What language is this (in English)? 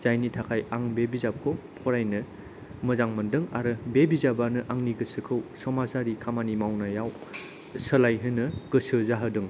Bodo